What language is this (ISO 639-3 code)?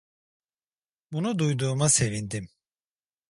tur